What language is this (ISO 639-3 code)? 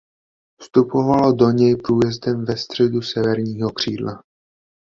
ces